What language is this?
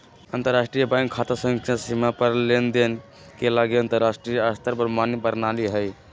Magahi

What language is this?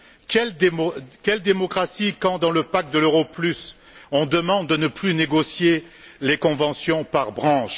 French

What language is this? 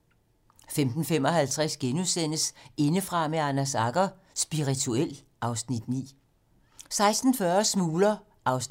Danish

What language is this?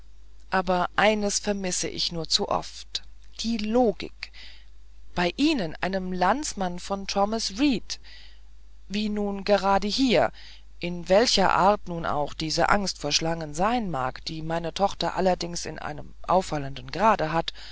German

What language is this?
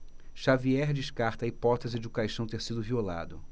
Portuguese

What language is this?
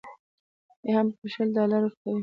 Pashto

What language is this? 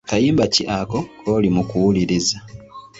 Ganda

